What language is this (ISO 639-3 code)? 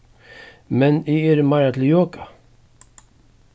fao